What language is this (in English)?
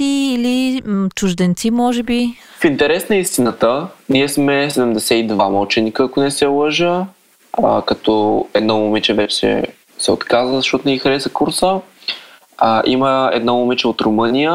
Bulgarian